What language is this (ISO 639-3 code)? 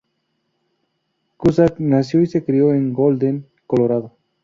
spa